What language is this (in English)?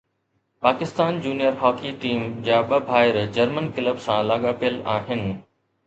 Sindhi